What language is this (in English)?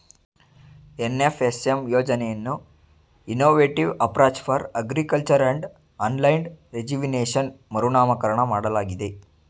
Kannada